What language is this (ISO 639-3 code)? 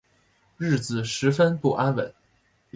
zho